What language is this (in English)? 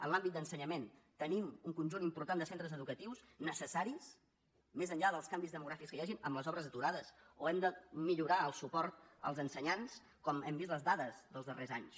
Catalan